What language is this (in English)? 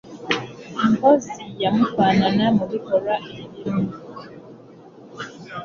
Ganda